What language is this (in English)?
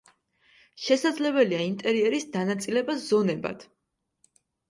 Georgian